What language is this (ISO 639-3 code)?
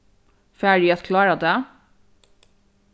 fao